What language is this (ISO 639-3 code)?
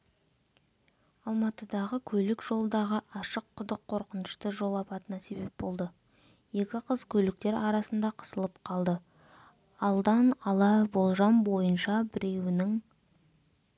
kaz